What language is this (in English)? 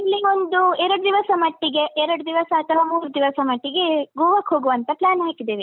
Kannada